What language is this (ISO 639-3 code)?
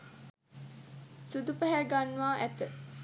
sin